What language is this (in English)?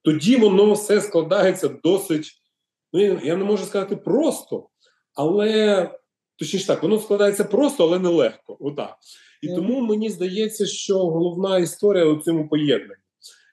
Ukrainian